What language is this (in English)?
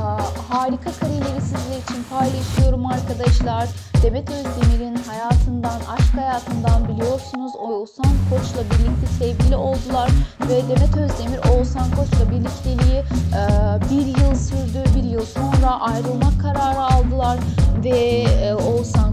Turkish